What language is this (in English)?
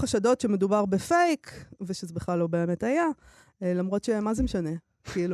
Hebrew